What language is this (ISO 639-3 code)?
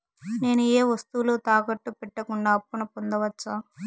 tel